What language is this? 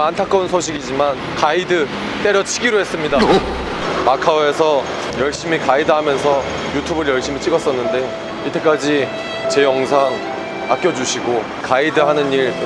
Korean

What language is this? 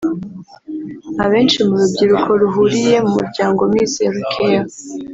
Kinyarwanda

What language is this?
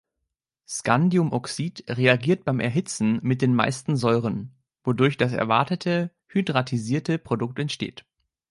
German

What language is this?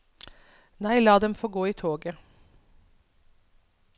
Norwegian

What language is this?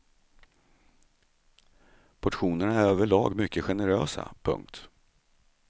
Swedish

